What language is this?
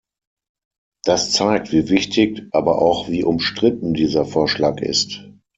German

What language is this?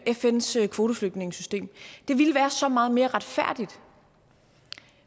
Danish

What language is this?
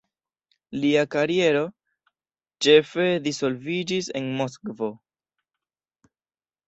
Esperanto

